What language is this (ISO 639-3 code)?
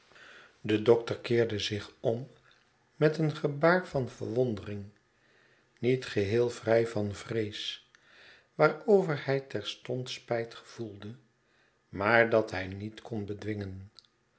nld